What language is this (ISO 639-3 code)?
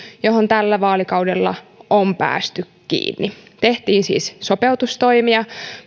fin